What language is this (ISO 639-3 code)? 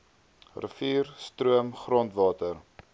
afr